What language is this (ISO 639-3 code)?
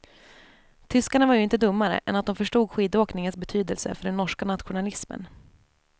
swe